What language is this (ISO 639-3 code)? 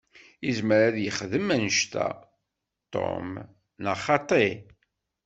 kab